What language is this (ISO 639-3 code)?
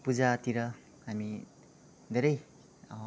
nep